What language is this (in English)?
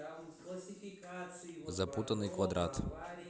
Russian